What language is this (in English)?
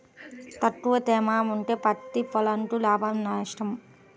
Telugu